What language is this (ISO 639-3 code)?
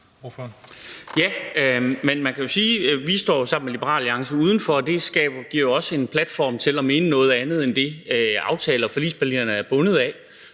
dan